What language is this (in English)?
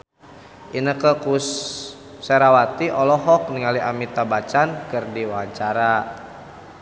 Sundanese